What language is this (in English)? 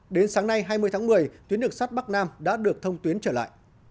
Vietnamese